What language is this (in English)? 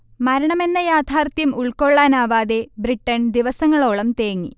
Malayalam